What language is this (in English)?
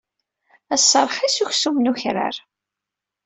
Kabyle